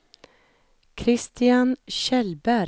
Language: Swedish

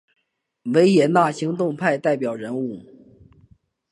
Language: Chinese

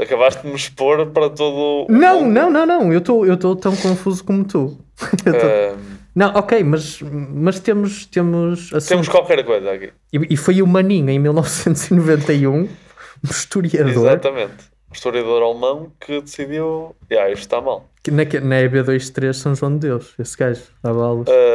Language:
Portuguese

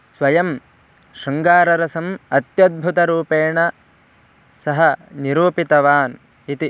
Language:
Sanskrit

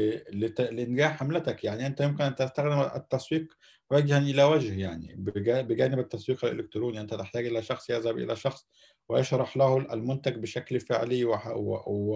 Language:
Arabic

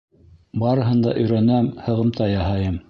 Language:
Bashkir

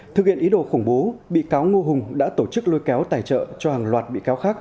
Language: Vietnamese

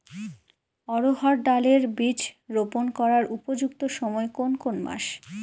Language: Bangla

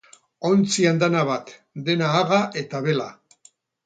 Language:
Basque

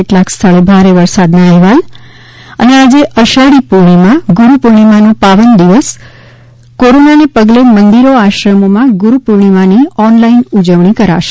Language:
Gujarati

